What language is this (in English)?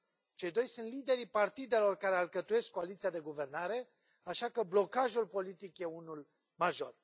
Romanian